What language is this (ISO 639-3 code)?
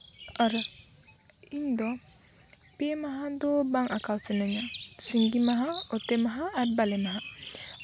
sat